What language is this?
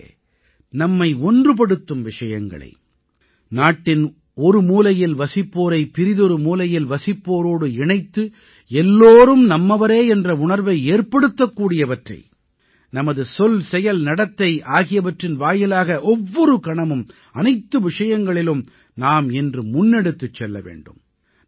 Tamil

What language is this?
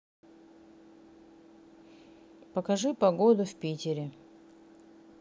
Russian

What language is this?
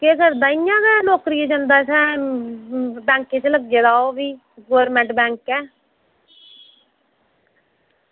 Dogri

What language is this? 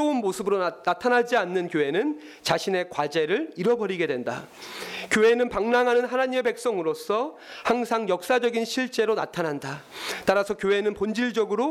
Korean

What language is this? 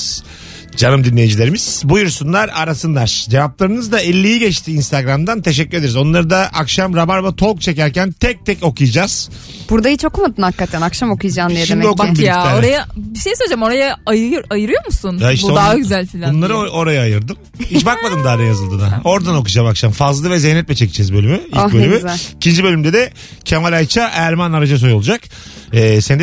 Turkish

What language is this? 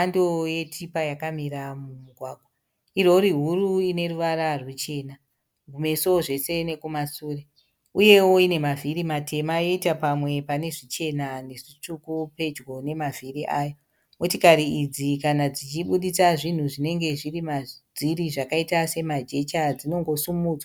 Shona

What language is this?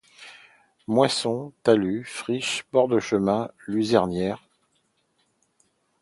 French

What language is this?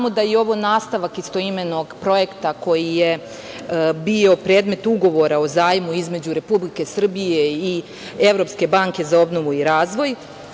Serbian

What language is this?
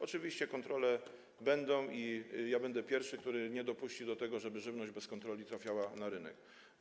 Polish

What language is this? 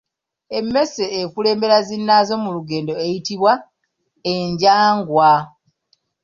Ganda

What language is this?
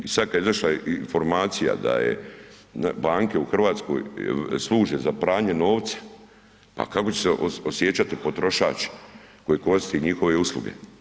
Croatian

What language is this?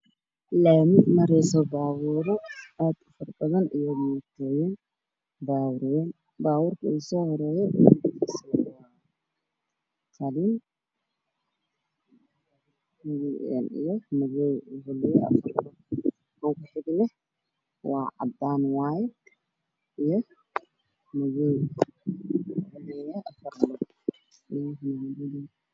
Somali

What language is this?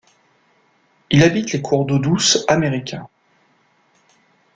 French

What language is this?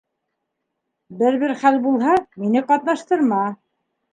Bashkir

